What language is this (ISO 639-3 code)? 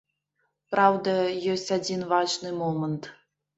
bel